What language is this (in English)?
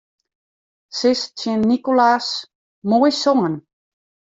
Western Frisian